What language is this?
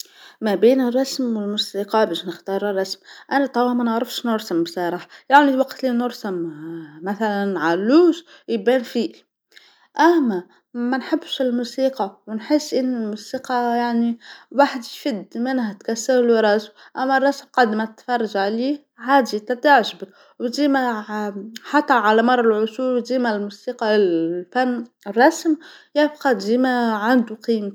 Tunisian Arabic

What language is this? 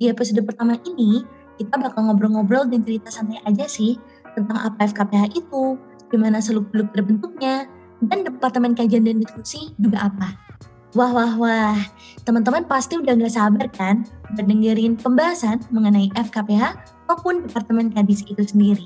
Indonesian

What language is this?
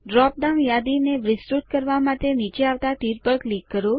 Gujarati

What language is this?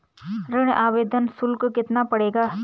Hindi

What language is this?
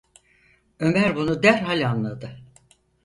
Turkish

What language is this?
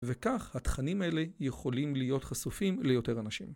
Hebrew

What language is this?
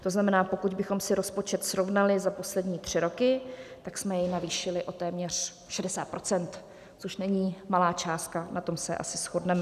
Czech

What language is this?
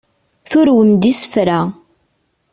Kabyle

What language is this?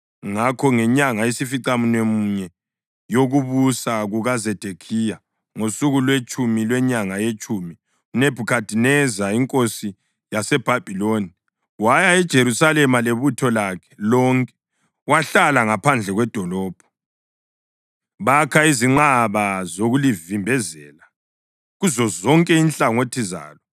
North Ndebele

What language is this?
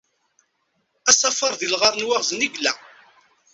Kabyle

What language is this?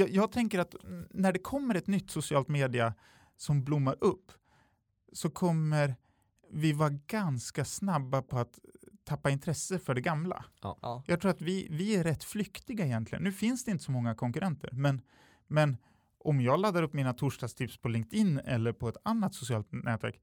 Swedish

